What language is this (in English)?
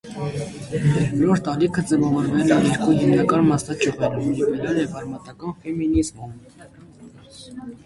Armenian